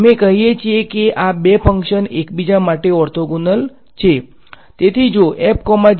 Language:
Gujarati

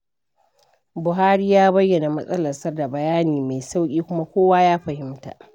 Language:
Hausa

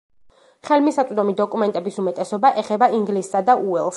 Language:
Georgian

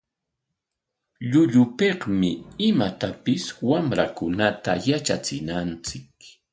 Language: Corongo Ancash Quechua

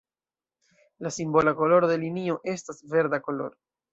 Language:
Esperanto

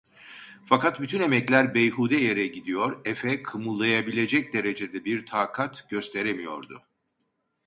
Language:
Turkish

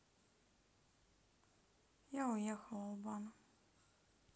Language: Russian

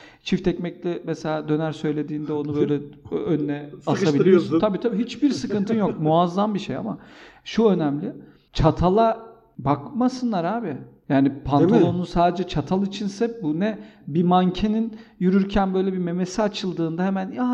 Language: Turkish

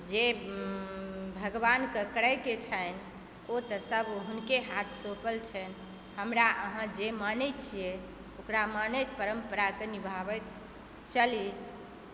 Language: Maithili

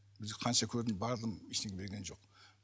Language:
Kazakh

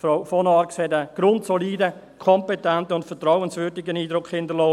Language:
Swiss German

